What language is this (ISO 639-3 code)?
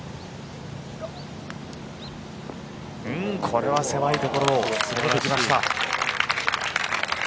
jpn